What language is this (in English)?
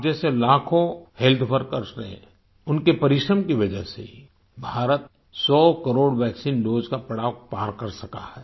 Hindi